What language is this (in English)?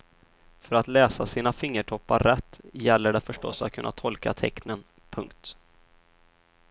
Swedish